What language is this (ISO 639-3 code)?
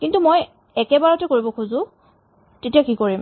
asm